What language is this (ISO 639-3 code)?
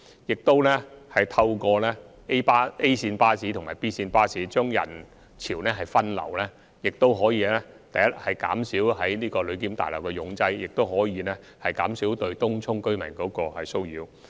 yue